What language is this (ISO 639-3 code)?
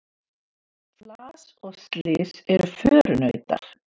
isl